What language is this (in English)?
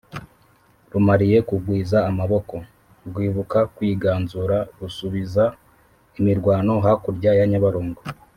Kinyarwanda